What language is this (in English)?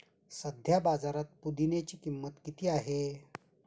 Marathi